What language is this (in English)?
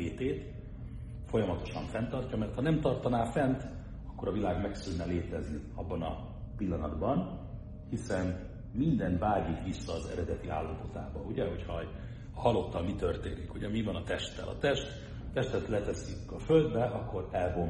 Hungarian